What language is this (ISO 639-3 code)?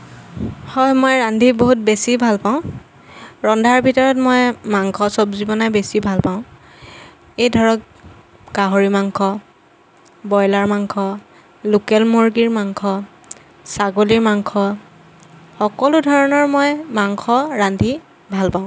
asm